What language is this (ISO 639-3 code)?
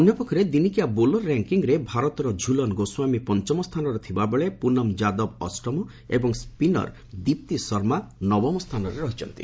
ori